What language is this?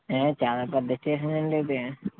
Telugu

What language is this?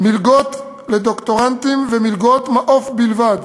Hebrew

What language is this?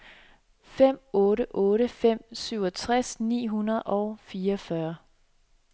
Danish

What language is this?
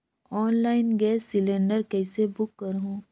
Chhattisgarhi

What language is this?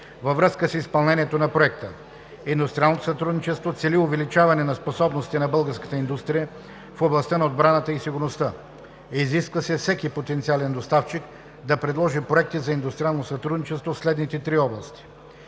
Bulgarian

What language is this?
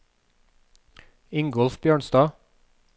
Norwegian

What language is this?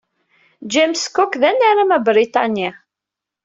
Kabyle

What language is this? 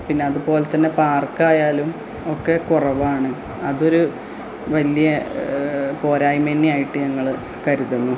Malayalam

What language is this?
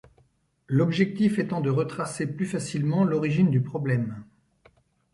French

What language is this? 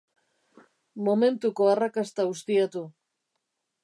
Basque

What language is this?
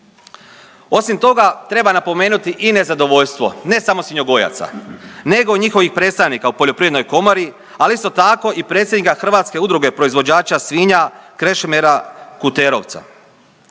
Croatian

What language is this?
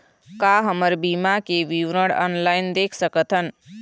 Chhattisgarhi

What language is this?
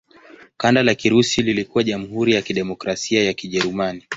Swahili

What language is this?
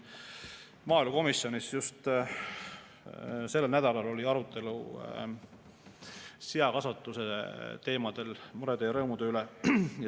Estonian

